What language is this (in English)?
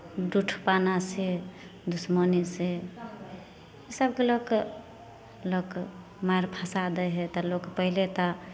Maithili